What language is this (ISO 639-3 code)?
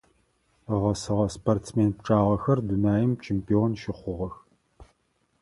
ady